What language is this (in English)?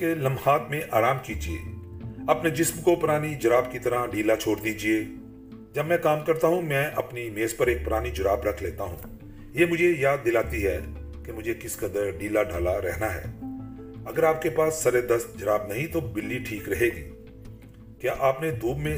Urdu